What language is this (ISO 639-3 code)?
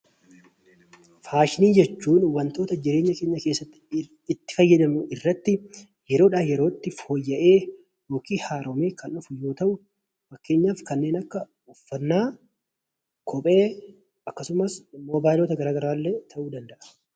orm